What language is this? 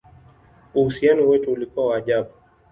Swahili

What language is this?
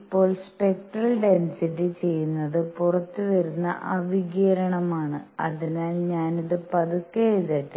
Malayalam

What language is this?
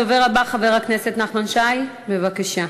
Hebrew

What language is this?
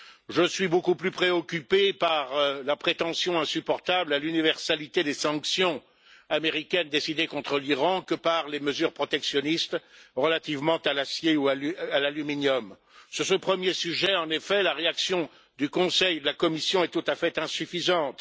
French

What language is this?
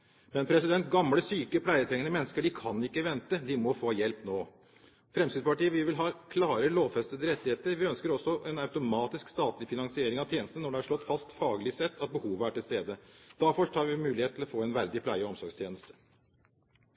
Norwegian Bokmål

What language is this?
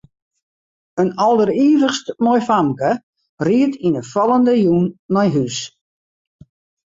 Western Frisian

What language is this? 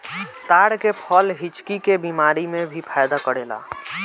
Bhojpuri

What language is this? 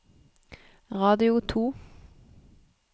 Norwegian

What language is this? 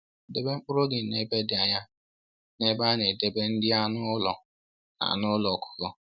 Igbo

